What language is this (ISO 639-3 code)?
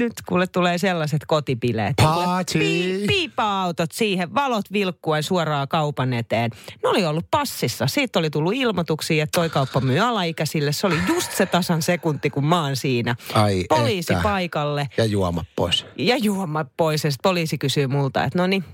fin